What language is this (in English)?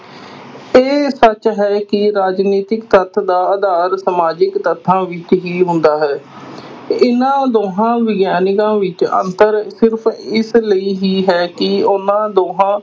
Punjabi